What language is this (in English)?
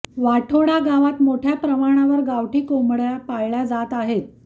Marathi